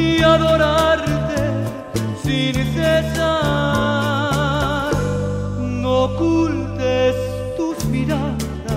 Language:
Romanian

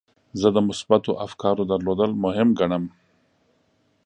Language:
Pashto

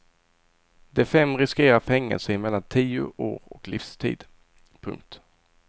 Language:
Swedish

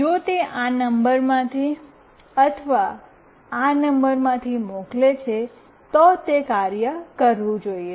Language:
Gujarati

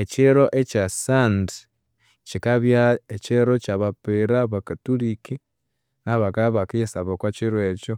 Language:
Konzo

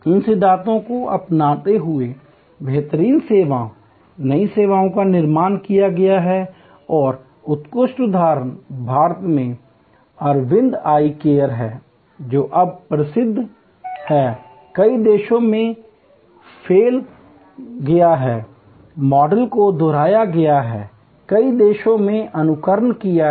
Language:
Hindi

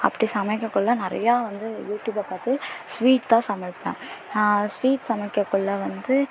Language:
Tamil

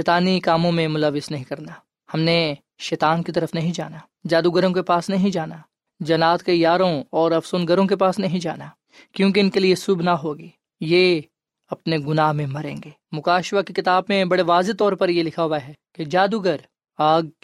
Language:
Urdu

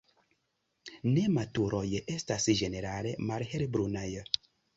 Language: Esperanto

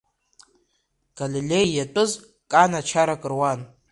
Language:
Abkhazian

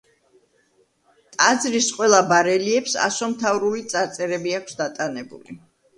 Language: Georgian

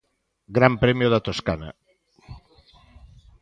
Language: Galician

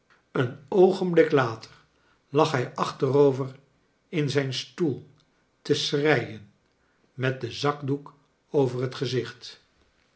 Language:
Dutch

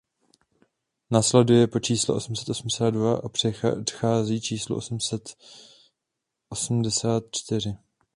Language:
Czech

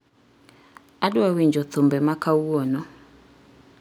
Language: Luo (Kenya and Tanzania)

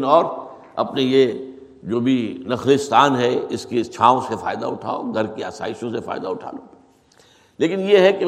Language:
Urdu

